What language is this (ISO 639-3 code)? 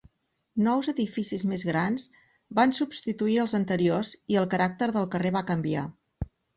cat